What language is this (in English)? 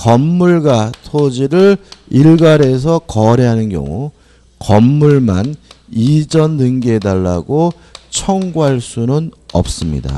Korean